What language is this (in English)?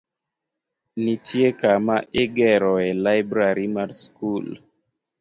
Luo (Kenya and Tanzania)